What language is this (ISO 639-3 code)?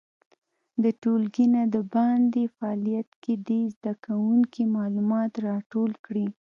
pus